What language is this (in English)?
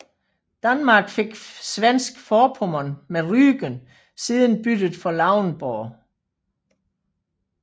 Danish